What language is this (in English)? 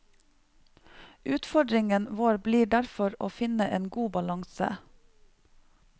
Norwegian